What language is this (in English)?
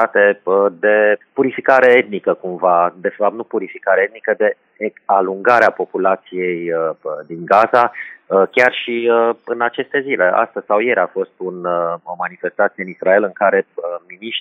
Romanian